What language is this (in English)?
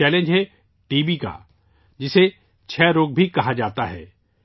Urdu